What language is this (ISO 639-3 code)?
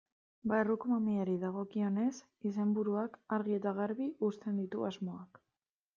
eus